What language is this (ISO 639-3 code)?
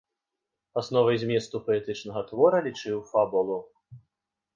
bel